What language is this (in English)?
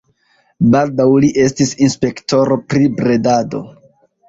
Esperanto